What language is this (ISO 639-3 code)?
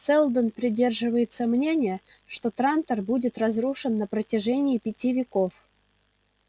rus